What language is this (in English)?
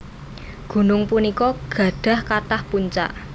Javanese